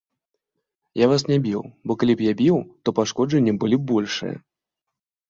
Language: Belarusian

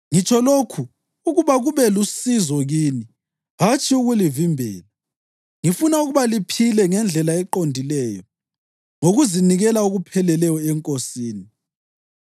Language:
North Ndebele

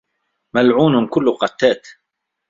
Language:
Arabic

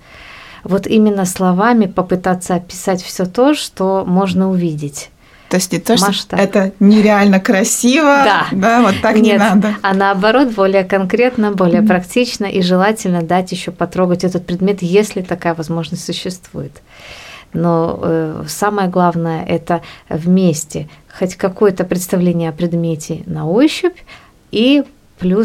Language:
Russian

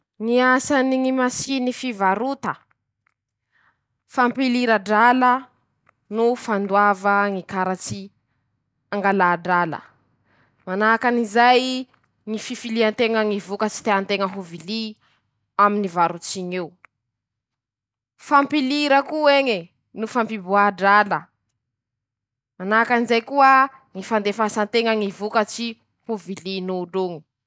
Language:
Masikoro Malagasy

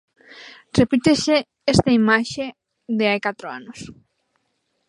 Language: Galician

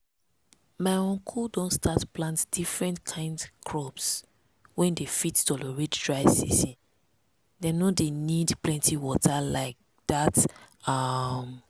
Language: Nigerian Pidgin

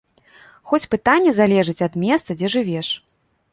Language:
Belarusian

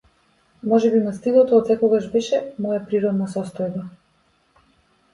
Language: Macedonian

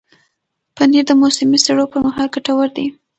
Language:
Pashto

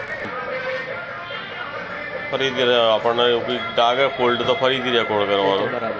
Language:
Hindi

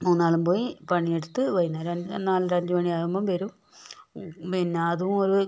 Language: Malayalam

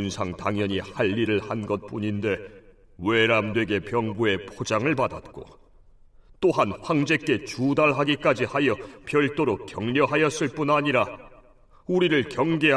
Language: Korean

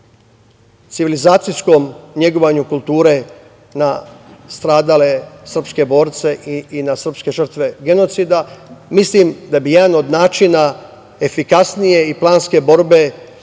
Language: Serbian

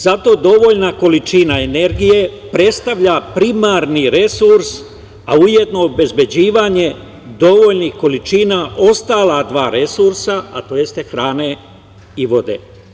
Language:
Serbian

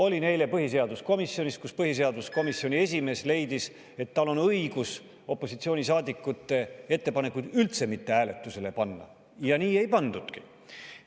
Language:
Estonian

